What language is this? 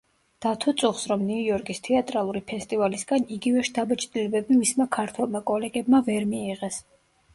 Georgian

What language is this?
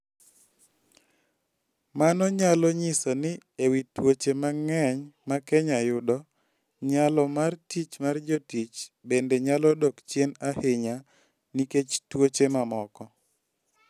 Luo (Kenya and Tanzania)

